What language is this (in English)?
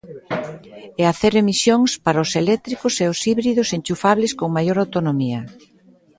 Galician